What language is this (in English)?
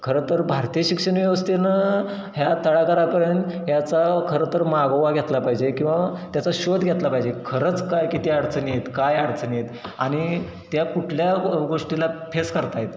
Marathi